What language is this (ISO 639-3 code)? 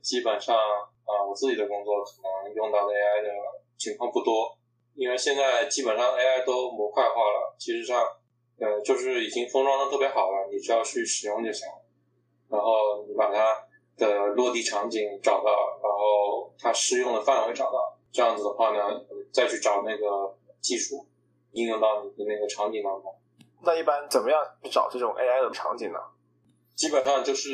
zho